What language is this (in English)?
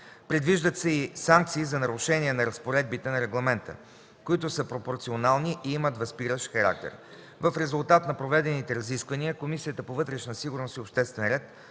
Bulgarian